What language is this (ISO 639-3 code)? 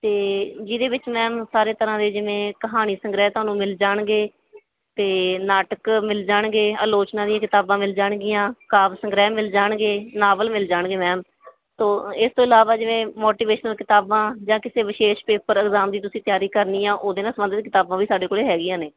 pan